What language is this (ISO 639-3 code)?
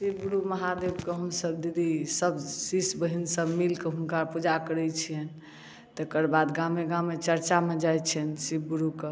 mai